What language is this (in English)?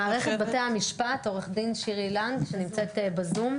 Hebrew